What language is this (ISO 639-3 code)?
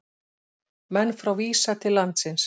isl